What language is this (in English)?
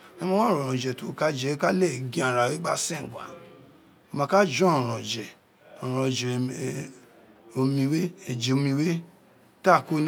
Isekiri